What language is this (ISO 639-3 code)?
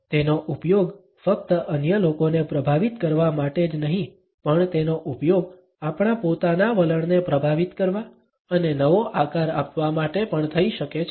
guj